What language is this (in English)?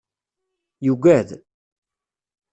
Kabyle